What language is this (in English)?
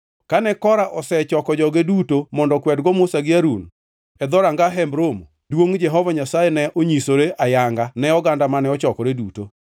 Luo (Kenya and Tanzania)